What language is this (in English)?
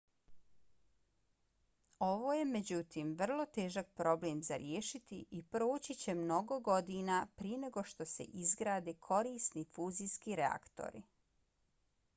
Bosnian